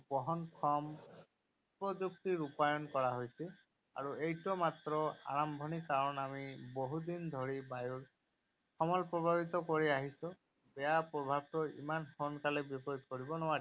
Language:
Assamese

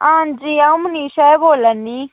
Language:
Dogri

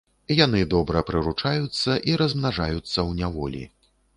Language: Belarusian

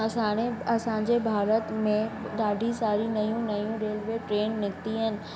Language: Sindhi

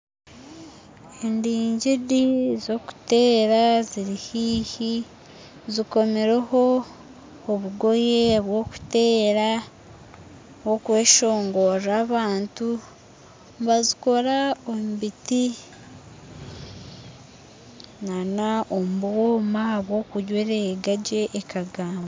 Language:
Nyankole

